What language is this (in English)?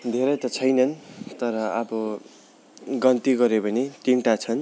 Nepali